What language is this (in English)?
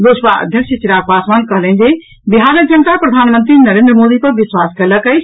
Maithili